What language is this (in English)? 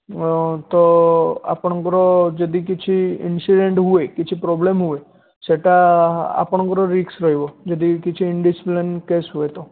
Odia